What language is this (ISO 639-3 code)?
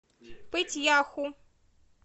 rus